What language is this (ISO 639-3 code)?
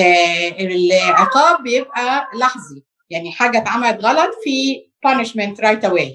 ara